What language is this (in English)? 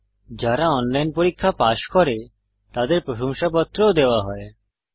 Bangla